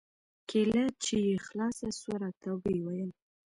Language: Pashto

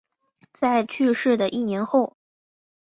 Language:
Chinese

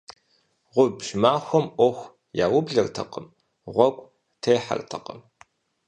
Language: Kabardian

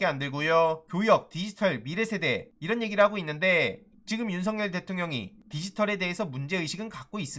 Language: Korean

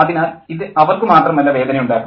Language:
Malayalam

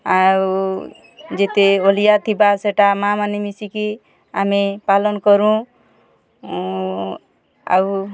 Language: Odia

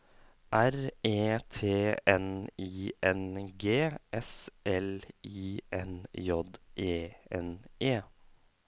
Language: Norwegian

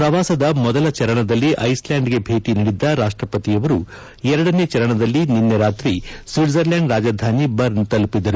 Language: Kannada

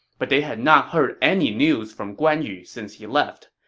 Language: English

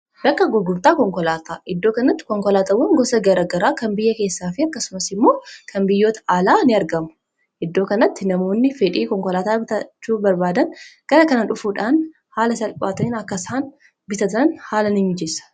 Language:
Oromo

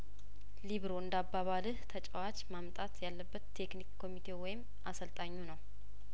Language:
Amharic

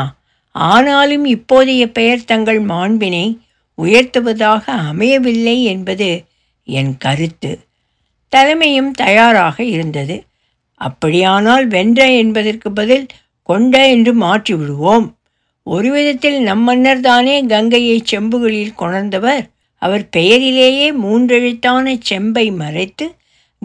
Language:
Tamil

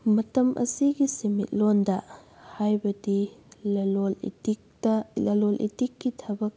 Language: Manipuri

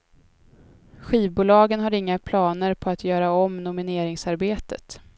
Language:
Swedish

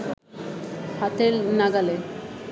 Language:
Bangla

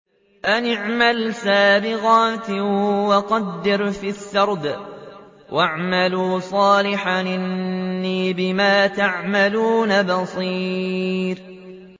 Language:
Arabic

